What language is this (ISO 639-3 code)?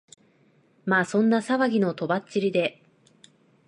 jpn